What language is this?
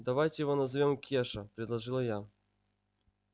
Russian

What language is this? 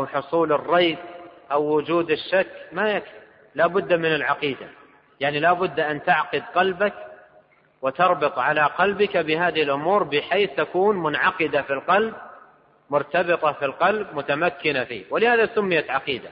Arabic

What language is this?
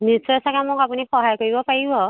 Assamese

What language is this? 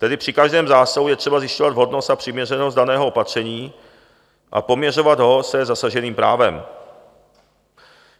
Czech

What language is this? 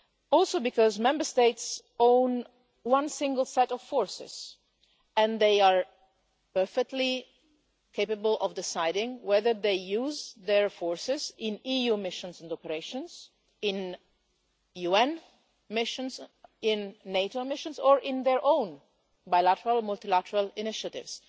English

